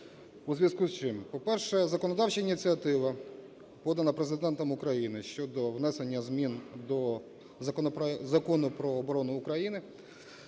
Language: Ukrainian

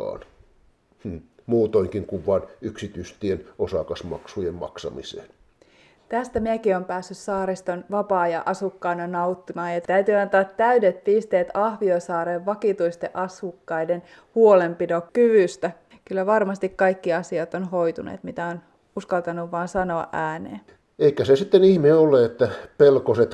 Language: Finnish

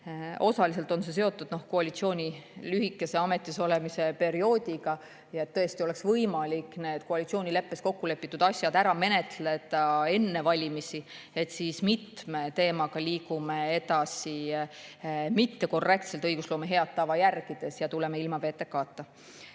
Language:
Estonian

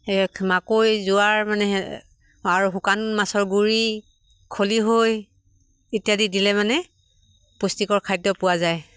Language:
Assamese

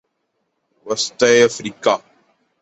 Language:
Urdu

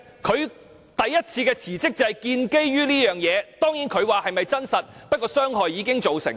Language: Cantonese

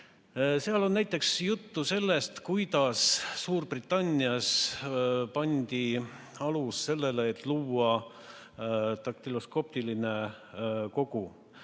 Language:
Estonian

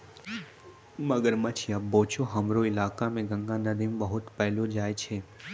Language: Maithili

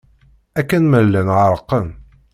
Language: Kabyle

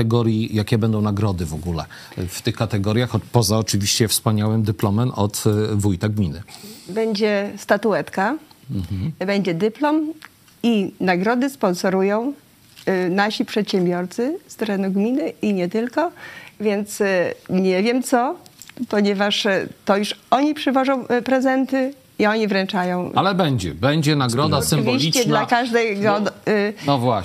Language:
Polish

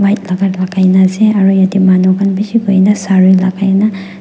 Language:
Naga Pidgin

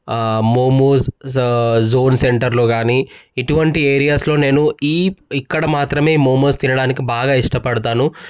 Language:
Telugu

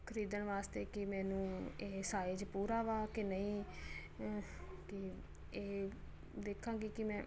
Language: Punjabi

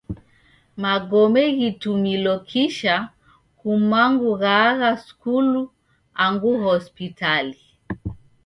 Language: Taita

